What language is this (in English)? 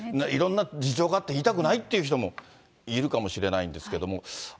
Japanese